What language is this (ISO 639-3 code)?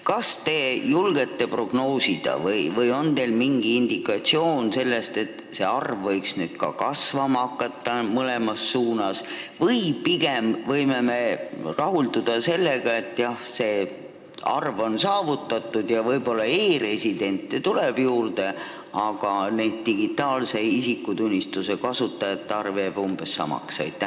est